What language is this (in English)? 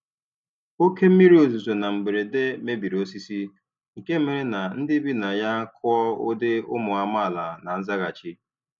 Igbo